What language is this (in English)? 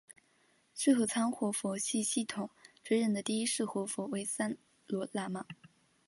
Chinese